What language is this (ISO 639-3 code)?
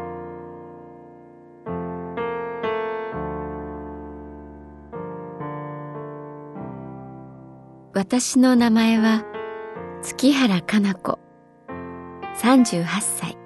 jpn